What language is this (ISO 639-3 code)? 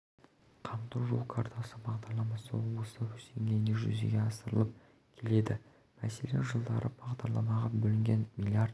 kaz